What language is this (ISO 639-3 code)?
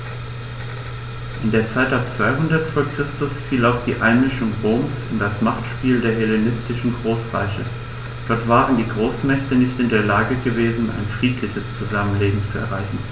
deu